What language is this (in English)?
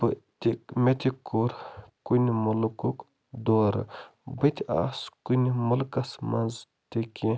Kashmiri